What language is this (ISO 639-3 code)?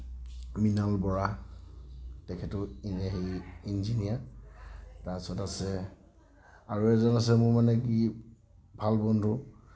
asm